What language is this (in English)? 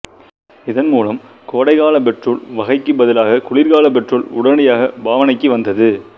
Tamil